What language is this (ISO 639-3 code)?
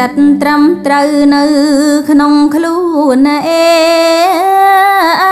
tha